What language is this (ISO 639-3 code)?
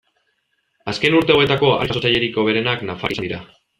eus